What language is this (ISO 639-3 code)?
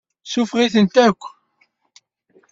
kab